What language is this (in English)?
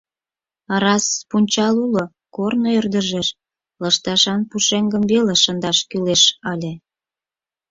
Mari